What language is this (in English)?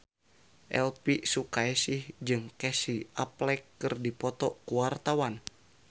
Sundanese